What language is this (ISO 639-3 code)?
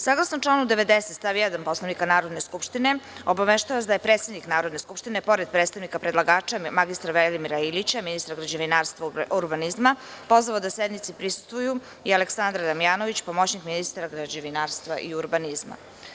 srp